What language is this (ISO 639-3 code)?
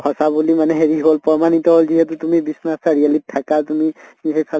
asm